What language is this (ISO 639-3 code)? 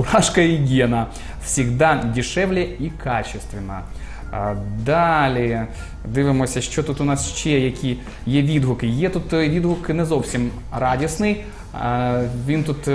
rus